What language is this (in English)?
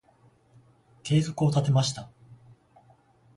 Japanese